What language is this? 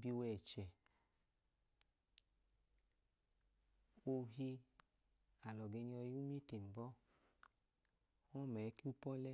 Idoma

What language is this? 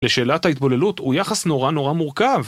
Hebrew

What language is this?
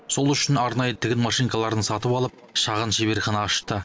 Kazakh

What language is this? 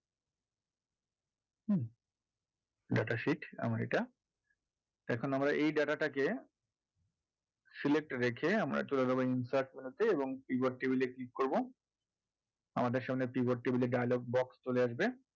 Bangla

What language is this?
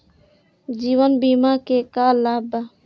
Bhojpuri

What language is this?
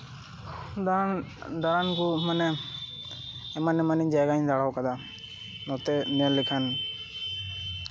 Santali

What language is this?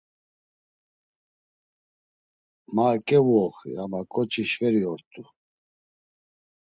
Laz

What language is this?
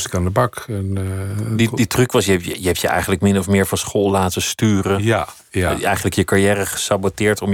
Dutch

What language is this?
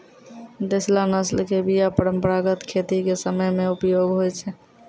Maithili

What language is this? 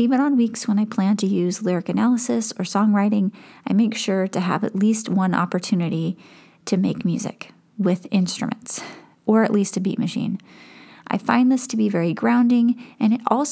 English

